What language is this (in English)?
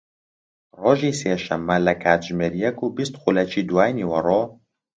Central Kurdish